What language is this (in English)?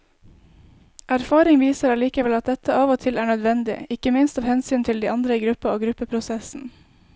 Norwegian